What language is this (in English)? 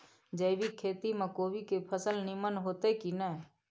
Maithili